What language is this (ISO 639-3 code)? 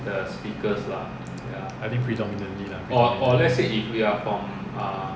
eng